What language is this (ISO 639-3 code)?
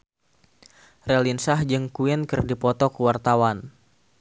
sun